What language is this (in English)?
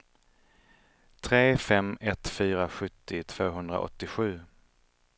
Swedish